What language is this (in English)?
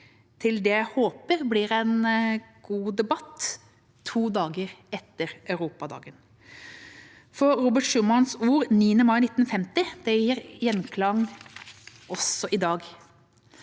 Norwegian